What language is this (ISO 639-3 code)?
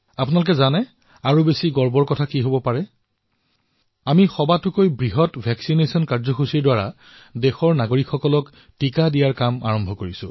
asm